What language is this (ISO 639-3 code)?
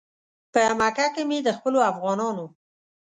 pus